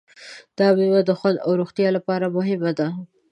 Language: Pashto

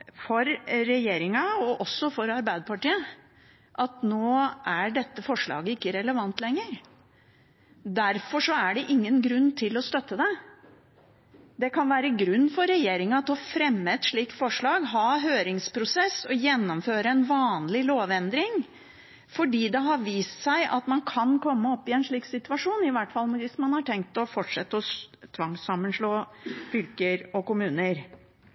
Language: Norwegian Bokmål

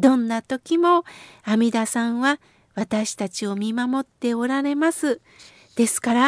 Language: Japanese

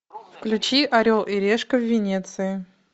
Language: Russian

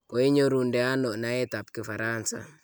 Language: Kalenjin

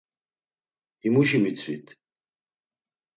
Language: Laz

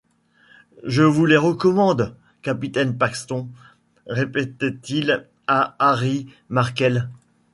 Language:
French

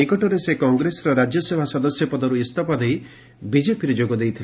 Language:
Odia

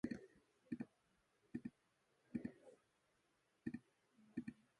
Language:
Chinese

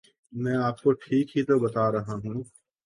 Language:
Urdu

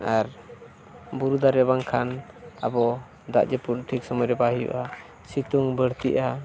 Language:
Santali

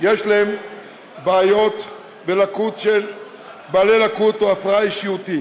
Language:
Hebrew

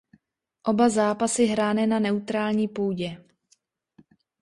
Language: Czech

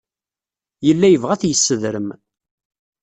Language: Kabyle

